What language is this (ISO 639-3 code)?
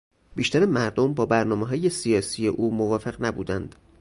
fas